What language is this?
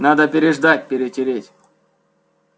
Russian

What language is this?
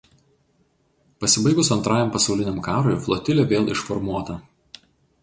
Lithuanian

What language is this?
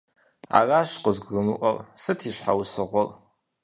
Kabardian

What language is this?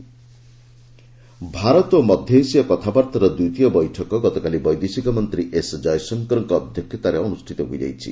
Odia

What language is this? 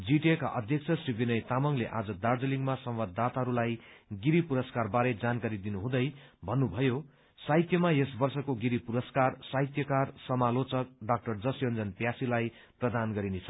Nepali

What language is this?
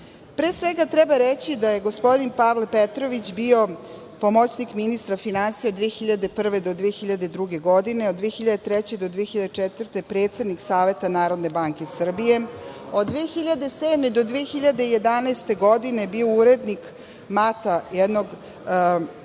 Serbian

